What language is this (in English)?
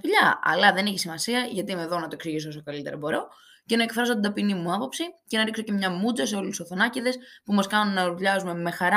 Greek